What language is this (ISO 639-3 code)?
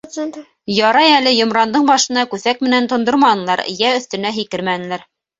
bak